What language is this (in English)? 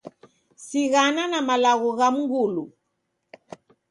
Taita